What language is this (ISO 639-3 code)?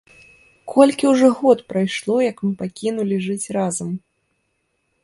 bel